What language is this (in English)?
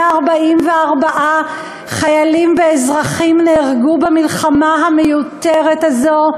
Hebrew